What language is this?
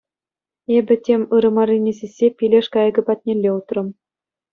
Chuvash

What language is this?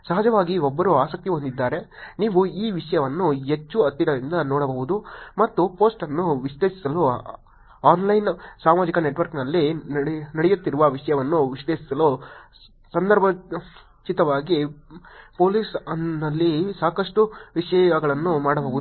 Kannada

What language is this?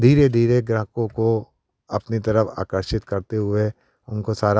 Hindi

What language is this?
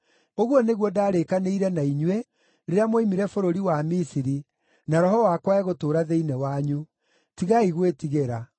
Kikuyu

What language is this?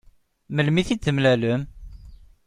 Kabyle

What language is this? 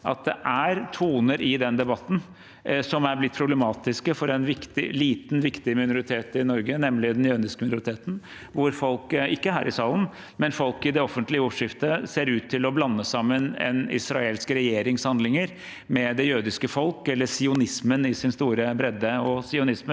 Norwegian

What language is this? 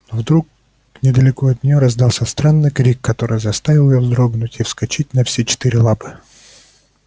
Russian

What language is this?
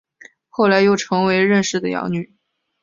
Chinese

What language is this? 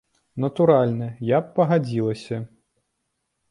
Belarusian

